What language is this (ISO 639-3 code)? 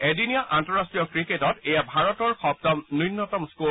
asm